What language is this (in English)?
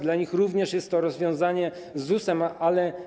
Polish